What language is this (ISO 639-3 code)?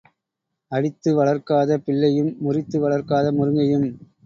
tam